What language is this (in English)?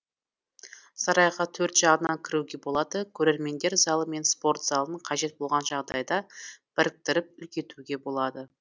Kazakh